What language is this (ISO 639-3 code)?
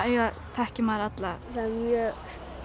isl